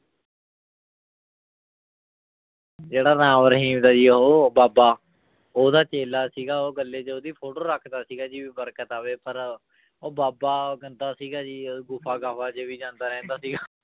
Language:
Punjabi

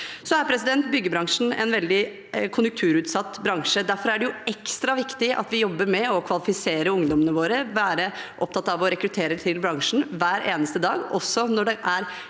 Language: Norwegian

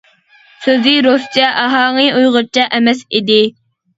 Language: Uyghur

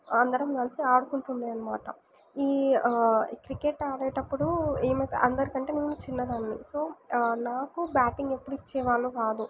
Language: Telugu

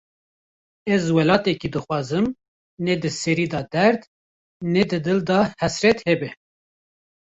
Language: Kurdish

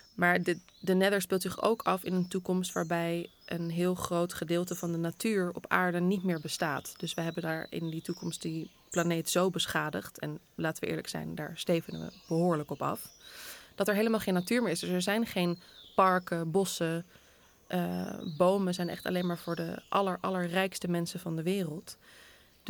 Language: Dutch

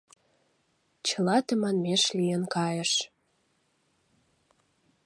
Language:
Mari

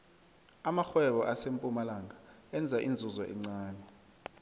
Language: South Ndebele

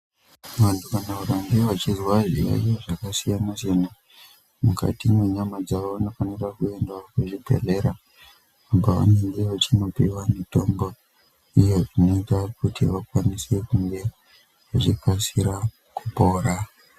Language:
Ndau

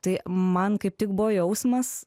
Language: Lithuanian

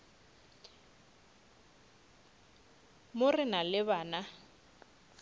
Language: Northern Sotho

